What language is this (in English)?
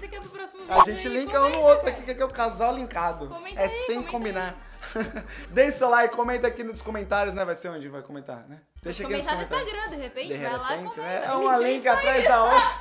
Portuguese